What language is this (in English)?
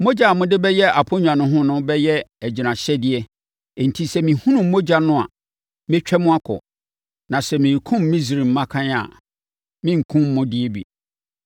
Akan